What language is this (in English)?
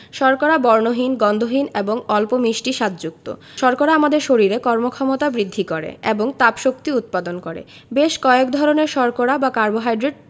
Bangla